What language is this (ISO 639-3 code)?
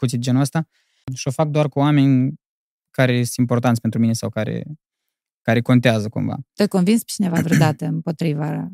ron